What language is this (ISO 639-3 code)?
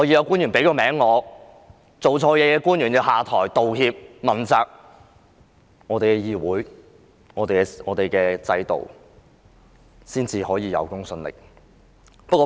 yue